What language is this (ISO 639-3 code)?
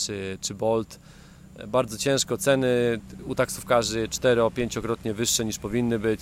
pol